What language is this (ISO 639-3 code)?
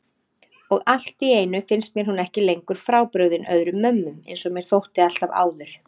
isl